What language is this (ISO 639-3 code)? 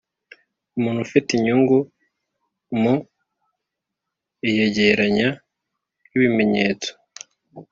kin